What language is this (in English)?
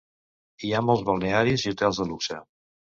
Catalan